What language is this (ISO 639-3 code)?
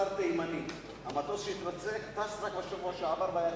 heb